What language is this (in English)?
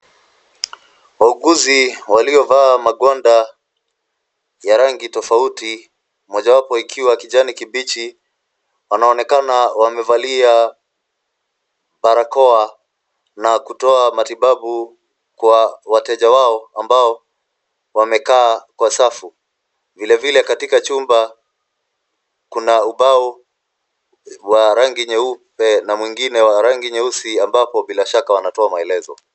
Swahili